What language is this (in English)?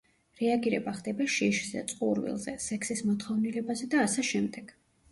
Georgian